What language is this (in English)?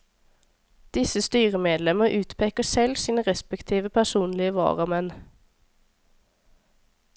Norwegian